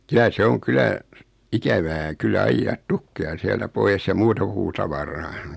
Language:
Finnish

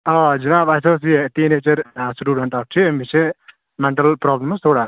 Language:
Kashmiri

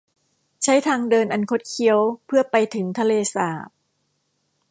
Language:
Thai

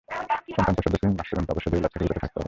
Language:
Bangla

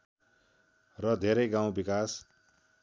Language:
Nepali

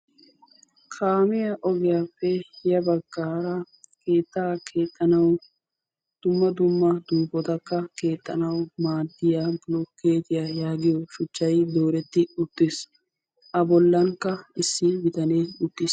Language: Wolaytta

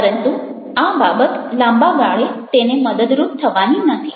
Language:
Gujarati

